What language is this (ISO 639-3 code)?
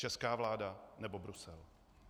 ces